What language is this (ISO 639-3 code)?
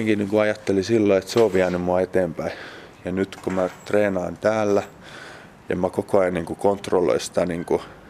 fin